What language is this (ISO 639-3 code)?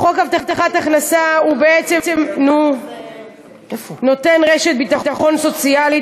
heb